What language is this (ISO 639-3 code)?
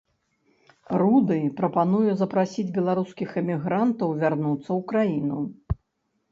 bel